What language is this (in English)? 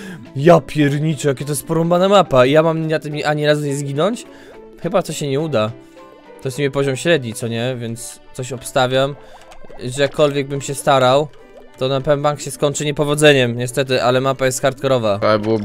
Polish